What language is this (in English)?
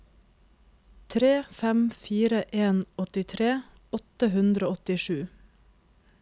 Norwegian